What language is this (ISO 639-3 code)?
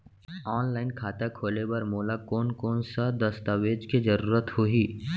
hne